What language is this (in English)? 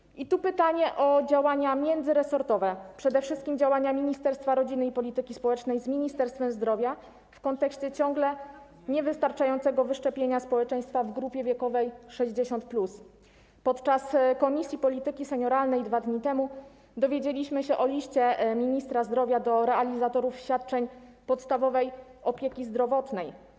Polish